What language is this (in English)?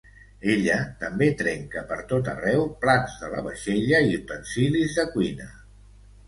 Catalan